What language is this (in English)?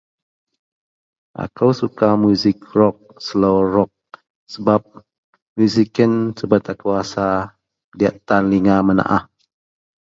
Central Melanau